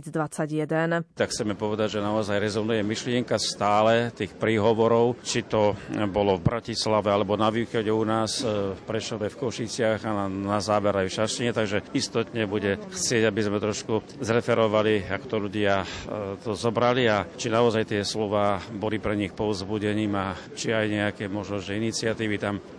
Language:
Slovak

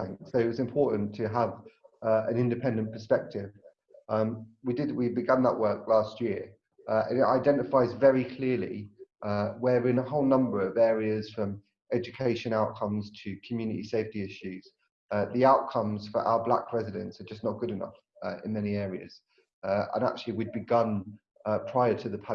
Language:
English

